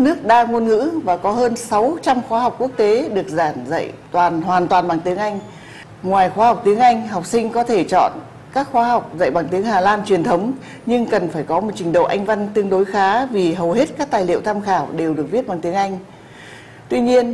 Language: Vietnamese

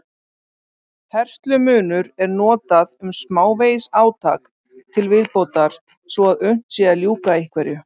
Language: Icelandic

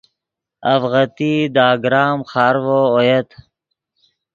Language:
Yidgha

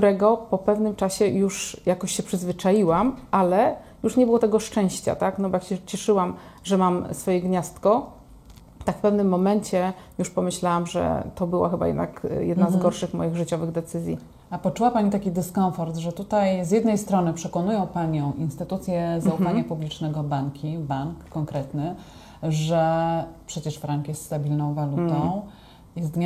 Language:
Polish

